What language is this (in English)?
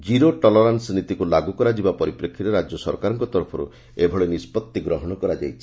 Odia